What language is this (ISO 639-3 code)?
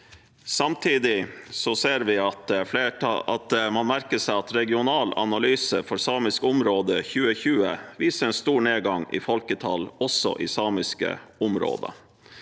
nor